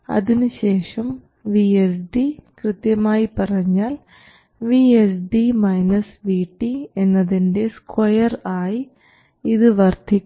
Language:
Malayalam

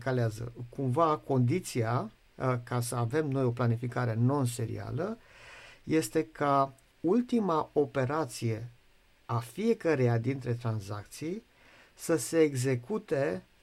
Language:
Romanian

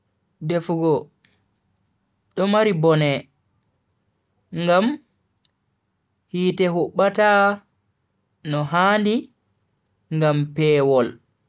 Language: Bagirmi Fulfulde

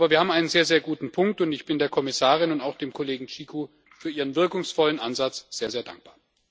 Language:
German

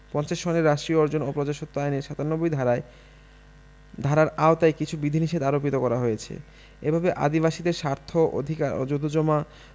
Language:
Bangla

